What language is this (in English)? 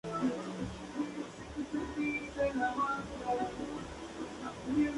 Spanish